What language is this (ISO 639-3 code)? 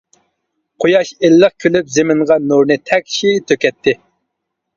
uig